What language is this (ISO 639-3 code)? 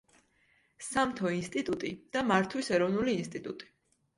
kat